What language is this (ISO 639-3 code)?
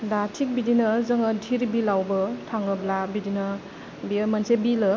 brx